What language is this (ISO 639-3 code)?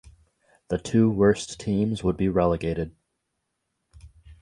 eng